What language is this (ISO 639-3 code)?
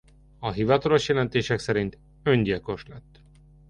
hun